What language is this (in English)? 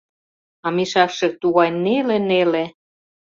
Mari